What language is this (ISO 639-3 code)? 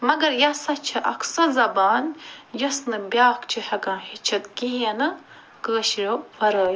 kas